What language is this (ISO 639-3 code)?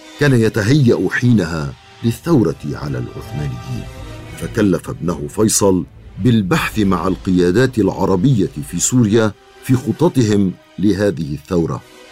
ara